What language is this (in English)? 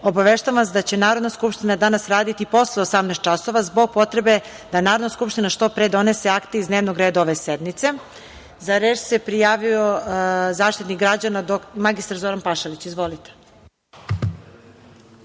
Serbian